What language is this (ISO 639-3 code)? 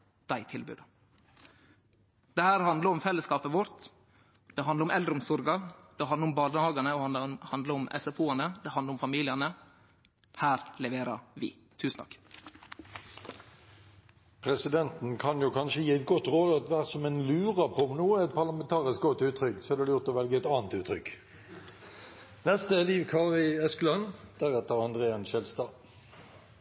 nor